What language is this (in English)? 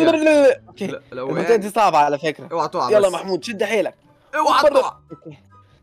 Arabic